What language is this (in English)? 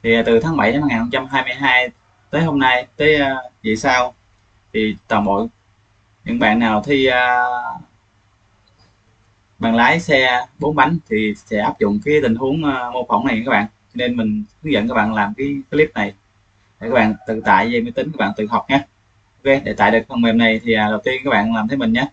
Vietnamese